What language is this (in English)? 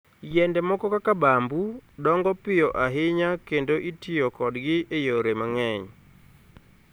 Luo (Kenya and Tanzania)